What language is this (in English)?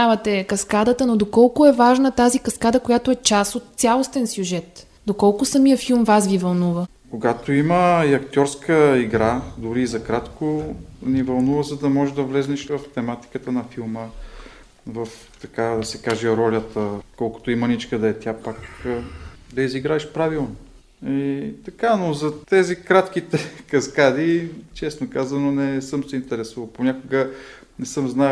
Bulgarian